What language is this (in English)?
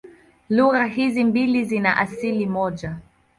Swahili